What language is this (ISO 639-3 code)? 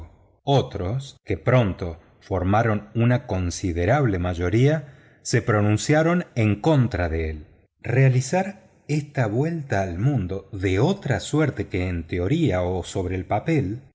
spa